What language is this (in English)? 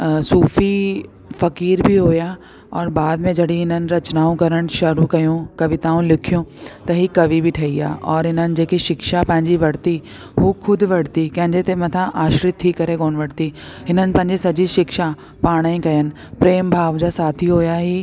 Sindhi